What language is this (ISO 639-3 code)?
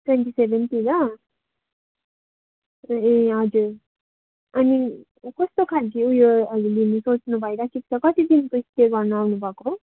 nep